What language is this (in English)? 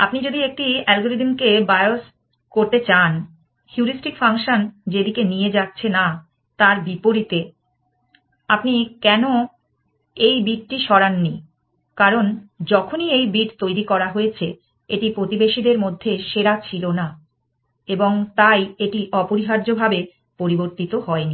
Bangla